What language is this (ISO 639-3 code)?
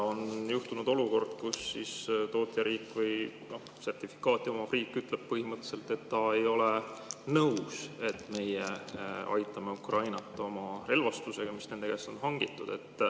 est